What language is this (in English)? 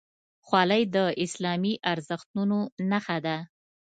Pashto